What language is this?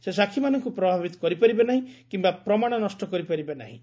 Odia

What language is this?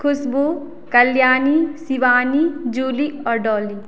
Maithili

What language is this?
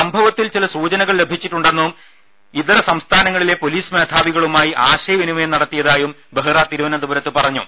Malayalam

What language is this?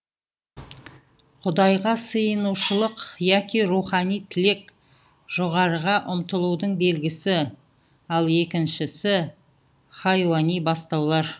Kazakh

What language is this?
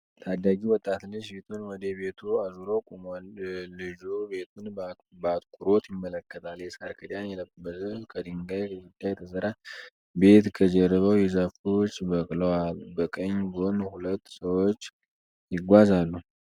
Amharic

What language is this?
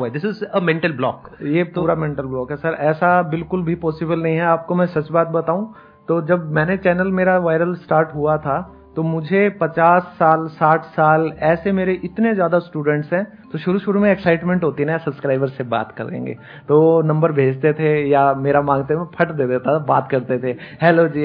Hindi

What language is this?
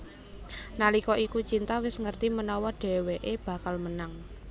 Javanese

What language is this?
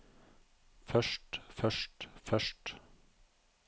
Norwegian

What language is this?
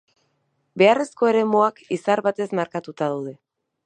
Basque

